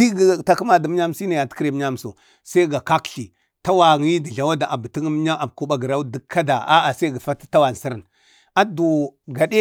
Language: Bade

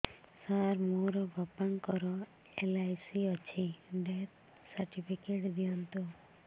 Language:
Odia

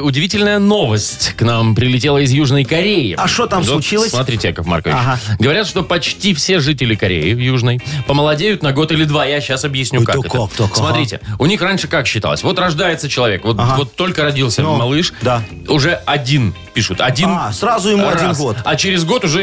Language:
Russian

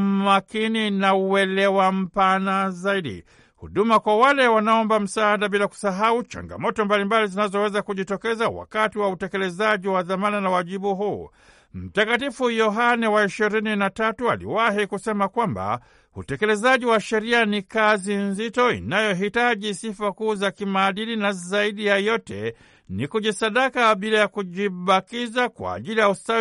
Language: Swahili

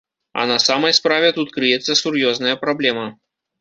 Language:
Belarusian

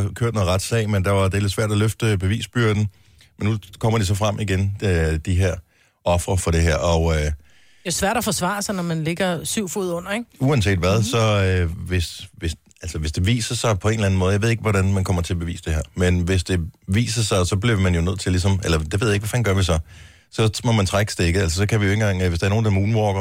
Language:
Danish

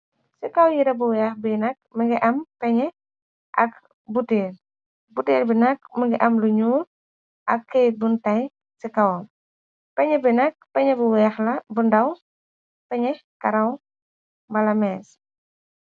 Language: Wolof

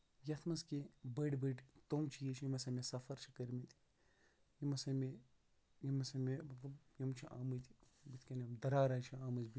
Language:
Kashmiri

